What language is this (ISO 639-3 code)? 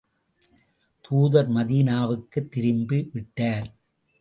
tam